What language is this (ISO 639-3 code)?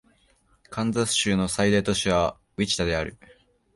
jpn